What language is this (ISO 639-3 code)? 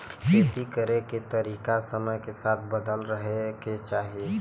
bho